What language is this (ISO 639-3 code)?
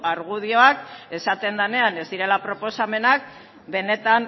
eus